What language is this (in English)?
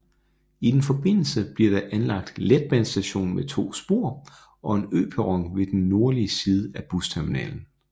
Danish